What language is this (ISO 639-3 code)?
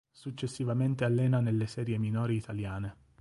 ita